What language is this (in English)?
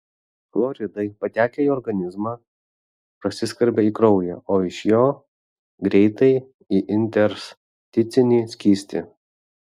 Lithuanian